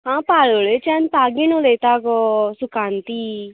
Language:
Konkani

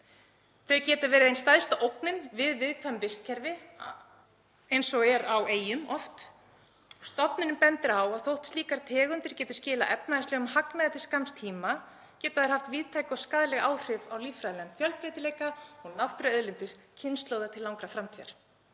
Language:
Icelandic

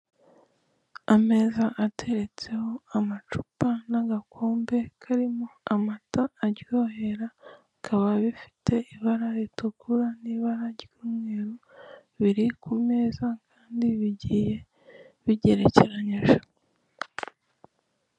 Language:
Kinyarwanda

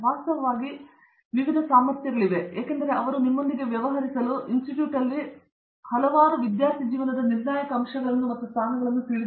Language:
Kannada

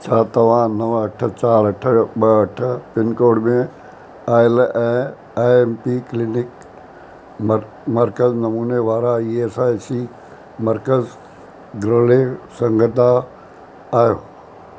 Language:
Sindhi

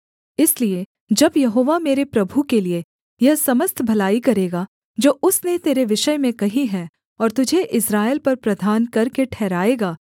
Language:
Hindi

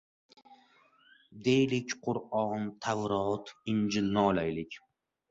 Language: Uzbek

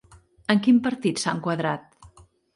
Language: Catalan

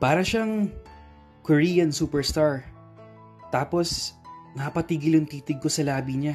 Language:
Filipino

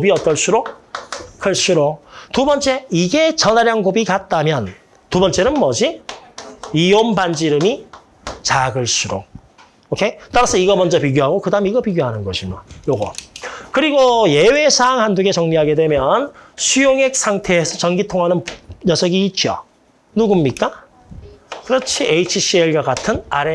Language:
Korean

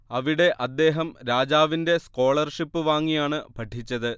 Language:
Malayalam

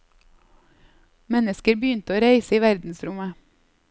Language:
Norwegian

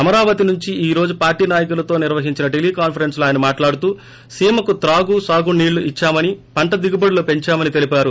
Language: Telugu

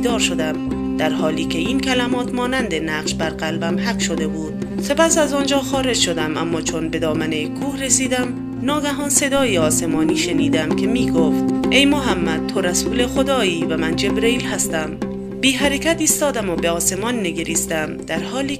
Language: Persian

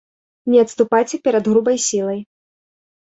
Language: Belarusian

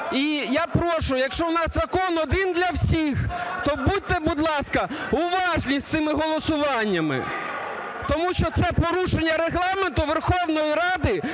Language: Ukrainian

